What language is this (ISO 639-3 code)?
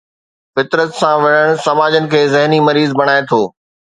snd